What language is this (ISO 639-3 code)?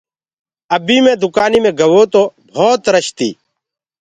ggg